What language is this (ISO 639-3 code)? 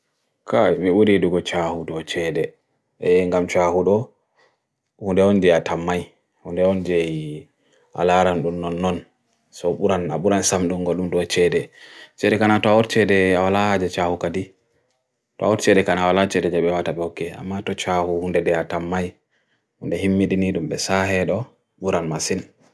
fui